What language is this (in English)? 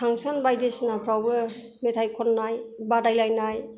Bodo